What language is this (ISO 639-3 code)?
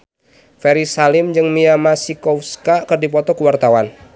sun